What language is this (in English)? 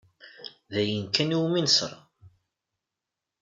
Kabyle